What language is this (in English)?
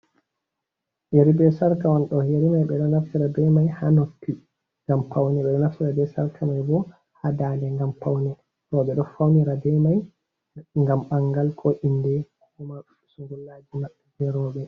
Fula